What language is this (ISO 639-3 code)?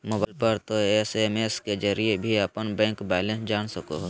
mag